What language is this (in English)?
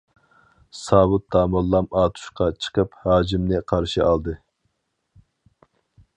Uyghur